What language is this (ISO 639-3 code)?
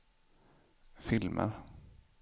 swe